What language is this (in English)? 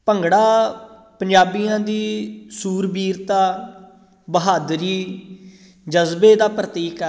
Punjabi